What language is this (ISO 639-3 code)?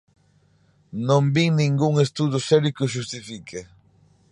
glg